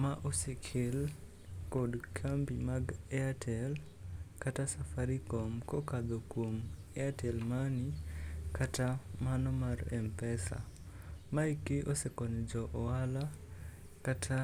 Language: Luo (Kenya and Tanzania)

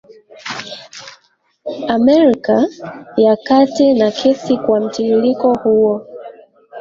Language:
Swahili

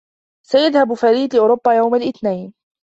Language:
Arabic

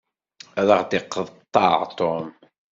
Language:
Kabyle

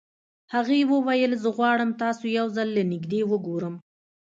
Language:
Pashto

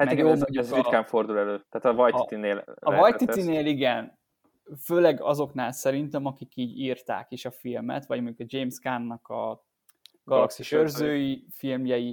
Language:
Hungarian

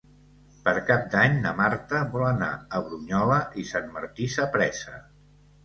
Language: Catalan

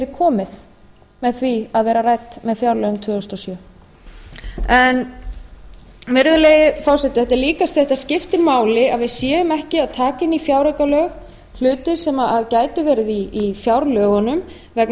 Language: Icelandic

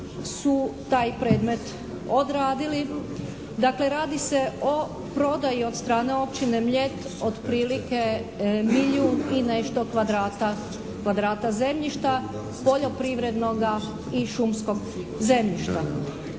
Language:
Croatian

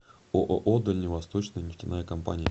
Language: Russian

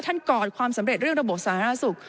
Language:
Thai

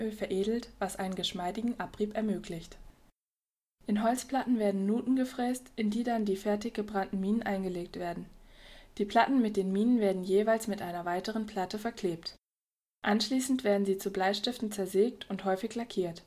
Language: German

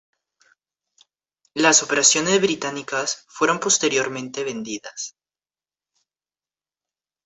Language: Spanish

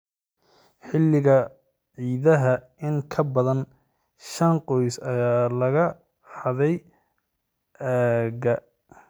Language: Somali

